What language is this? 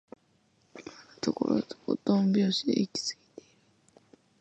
Japanese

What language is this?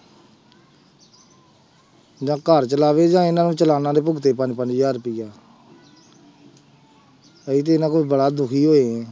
Punjabi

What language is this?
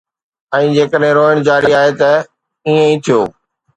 Sindhi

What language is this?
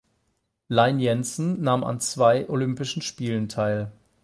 German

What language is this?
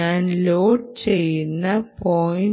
Malayalam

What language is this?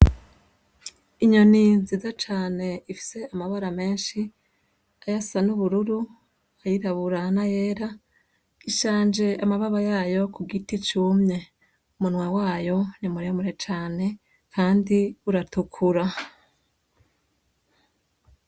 Rundi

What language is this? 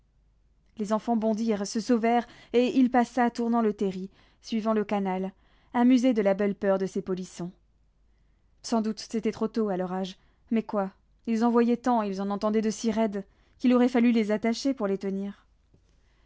French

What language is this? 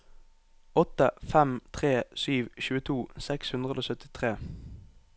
Norwegian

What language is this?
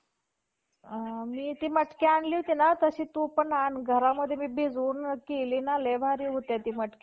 Marathi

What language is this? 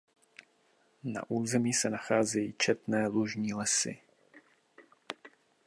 Czech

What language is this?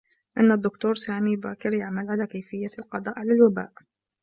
Arabic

